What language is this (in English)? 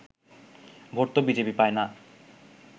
Bangla